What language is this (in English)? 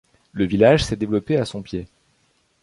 French